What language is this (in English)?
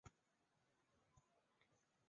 Chinese